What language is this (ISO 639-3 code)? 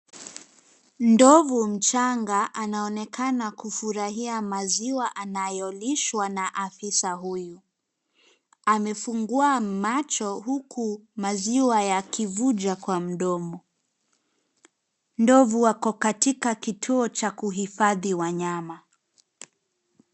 swa